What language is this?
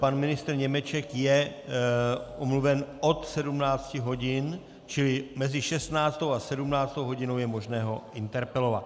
Czech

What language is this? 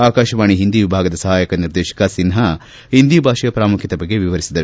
Kannada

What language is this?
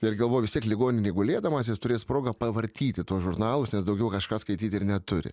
Lithuanian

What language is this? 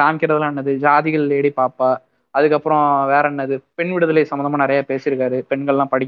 Tamil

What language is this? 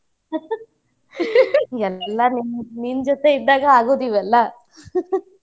Kannada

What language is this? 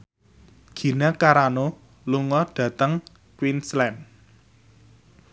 Javanese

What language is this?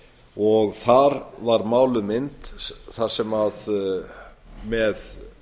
Icelandic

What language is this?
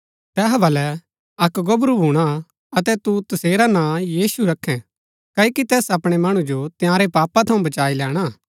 Gaddi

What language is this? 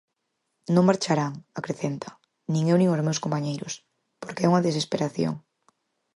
Galician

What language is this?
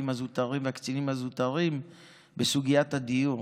Hebrew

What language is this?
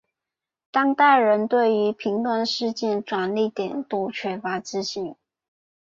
Chinese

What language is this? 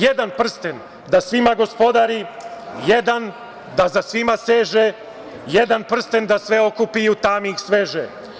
Serbian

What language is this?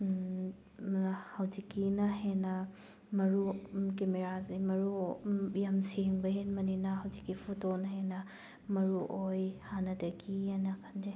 Manipuri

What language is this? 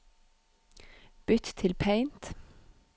Norwegian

